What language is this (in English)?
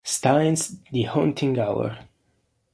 Italian